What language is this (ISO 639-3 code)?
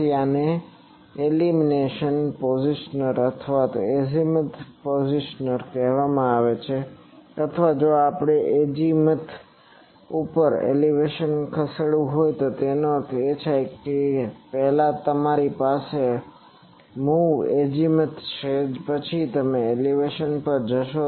guj